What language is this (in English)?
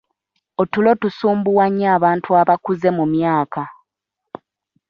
Ganda